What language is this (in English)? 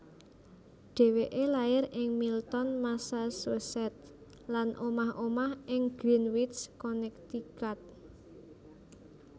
Javanese